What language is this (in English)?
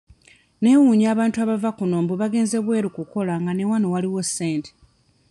Ganda